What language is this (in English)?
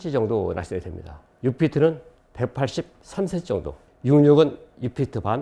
Korean